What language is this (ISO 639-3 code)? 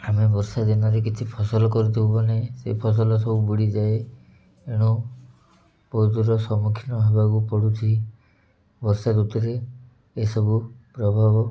ori